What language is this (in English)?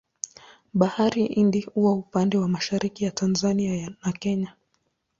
Swahili